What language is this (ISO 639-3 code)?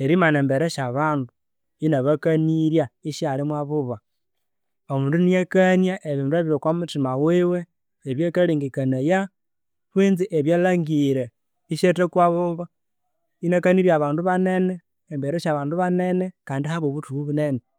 koo